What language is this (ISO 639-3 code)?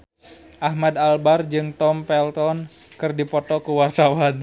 sun